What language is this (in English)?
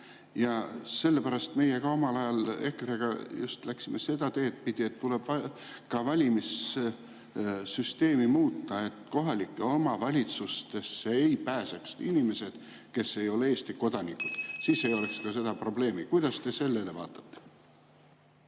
Estonian